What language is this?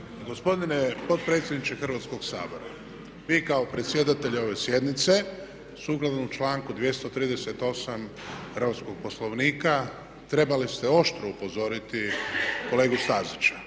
Croatian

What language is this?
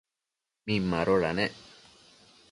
Matsés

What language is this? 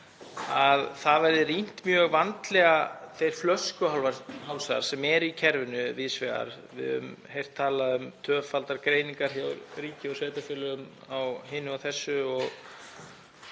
Icelandic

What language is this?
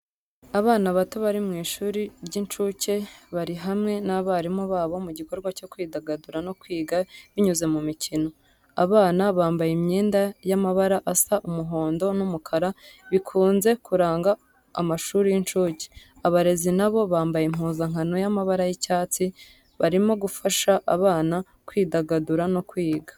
Kinyarwanda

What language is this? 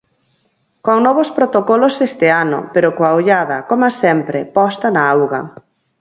Galician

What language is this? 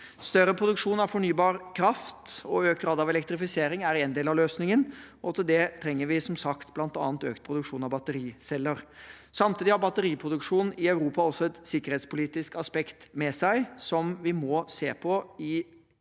Norwegian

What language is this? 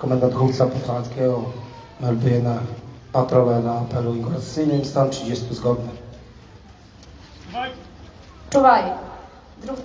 Polish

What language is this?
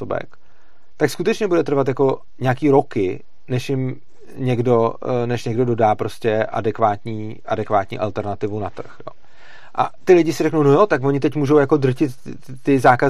Czech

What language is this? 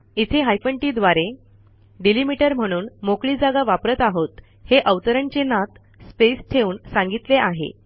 Marathi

